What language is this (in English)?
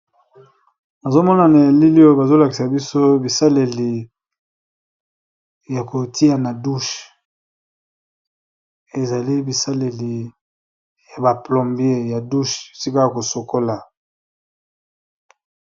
Lingala